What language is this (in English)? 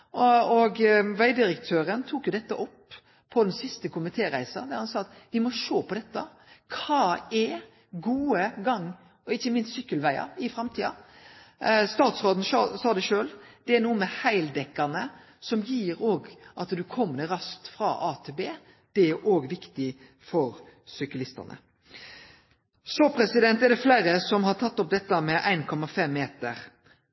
Norwegian Nynorsk